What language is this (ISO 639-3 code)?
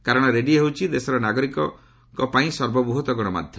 ori